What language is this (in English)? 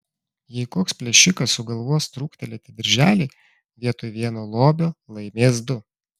Lithuanian